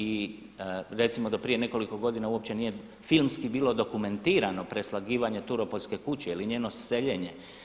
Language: Croatian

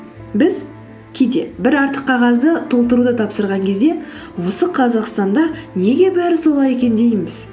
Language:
Kazakh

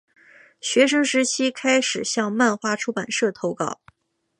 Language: Chinese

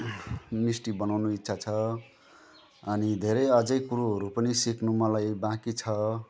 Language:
Nepali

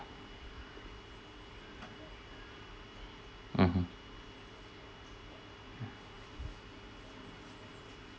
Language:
English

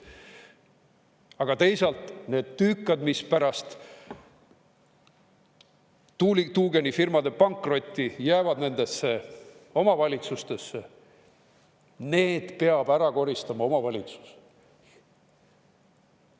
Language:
Estonian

